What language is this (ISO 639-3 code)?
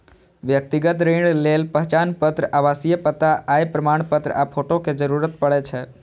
mai